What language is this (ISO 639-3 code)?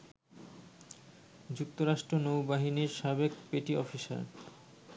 ben